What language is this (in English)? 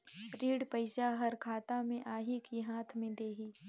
Chhattisgarhi